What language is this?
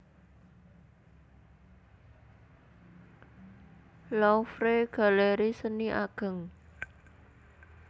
Javanese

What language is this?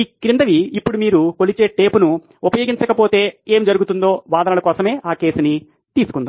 Telugu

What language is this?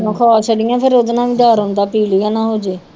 Punjabi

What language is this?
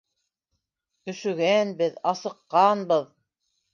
Bashkir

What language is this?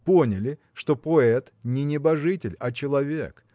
Russian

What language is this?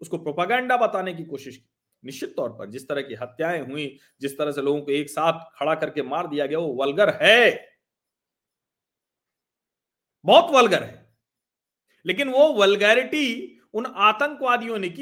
Hindi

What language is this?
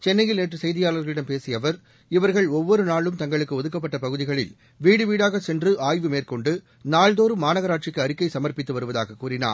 Tamil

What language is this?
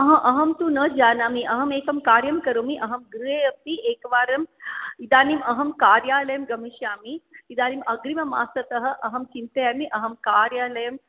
Sanskrit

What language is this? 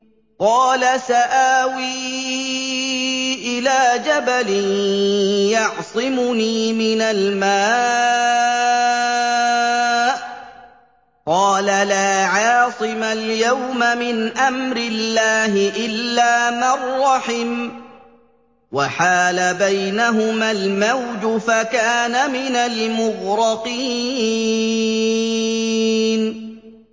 Arabic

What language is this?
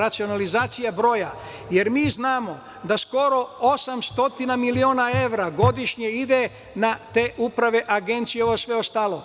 Serbian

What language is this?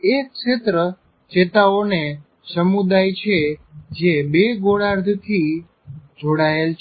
Gujarati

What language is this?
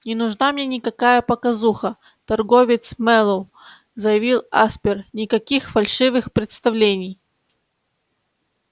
Russian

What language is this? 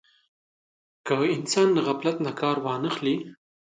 Pashto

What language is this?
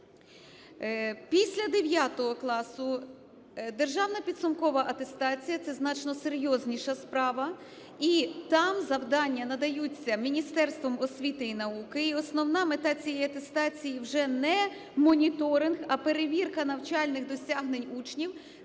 Ukrainian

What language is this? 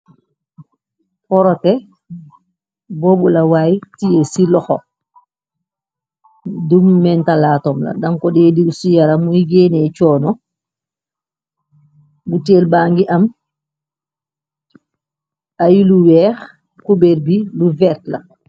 Wolof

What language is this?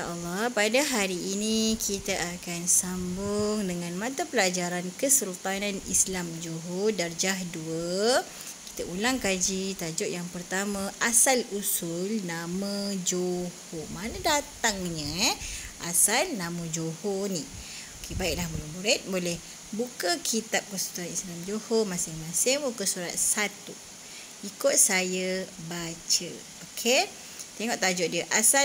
Malay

